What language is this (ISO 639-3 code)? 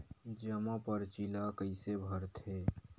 hne